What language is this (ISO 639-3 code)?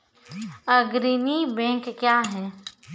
mai